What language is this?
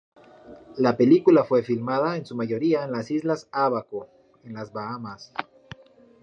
Spanish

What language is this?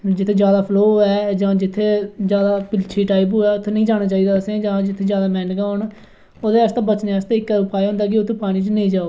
Dogri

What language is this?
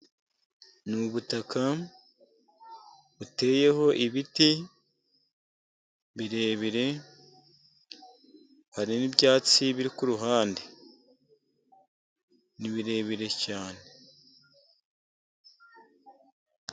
Kinyarwanda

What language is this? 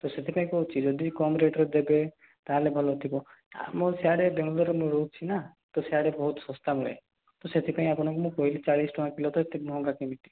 Odia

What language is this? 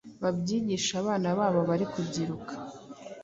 Kinyarwanda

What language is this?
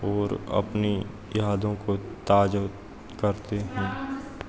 Hindi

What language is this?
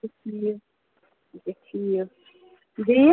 Kashmiri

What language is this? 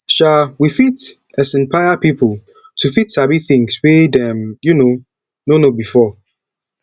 Nigerian Pidgin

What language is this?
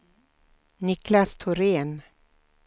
Swedish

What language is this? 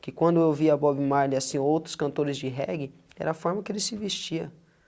Portuguese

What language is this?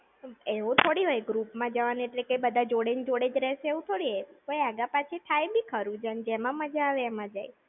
Gujarati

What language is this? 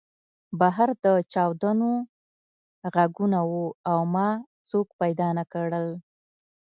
Pashto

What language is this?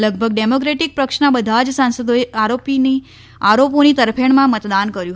Gujarati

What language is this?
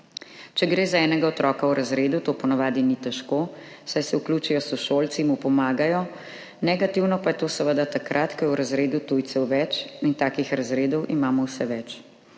Slovenian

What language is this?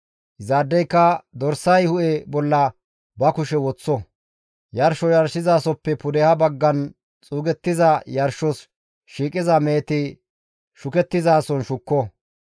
Gamo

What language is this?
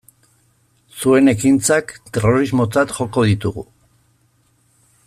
Basque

